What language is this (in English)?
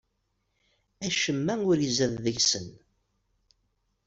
Kabyle